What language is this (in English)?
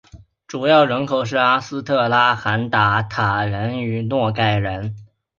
Chinese